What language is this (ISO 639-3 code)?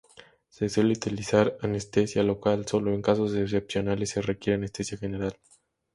spa